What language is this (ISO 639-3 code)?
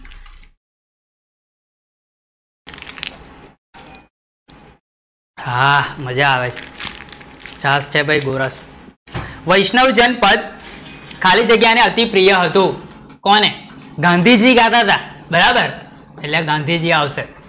guj